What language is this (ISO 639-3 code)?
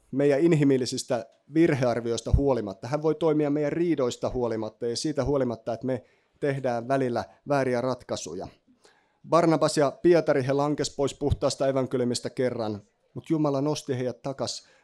fin